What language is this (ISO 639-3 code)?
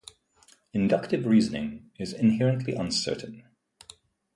eng